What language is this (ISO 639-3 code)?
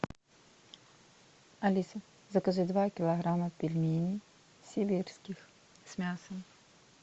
rus